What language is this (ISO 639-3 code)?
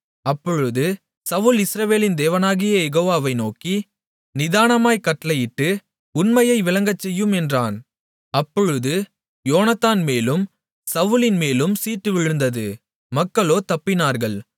tam